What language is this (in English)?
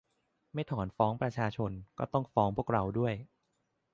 Thai